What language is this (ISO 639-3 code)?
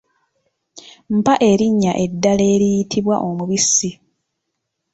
lug